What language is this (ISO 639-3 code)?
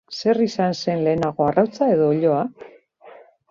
eus